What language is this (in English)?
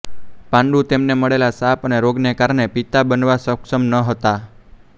Gujarati